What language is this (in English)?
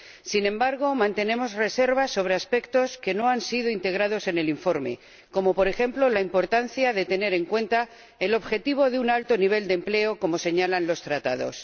Spanish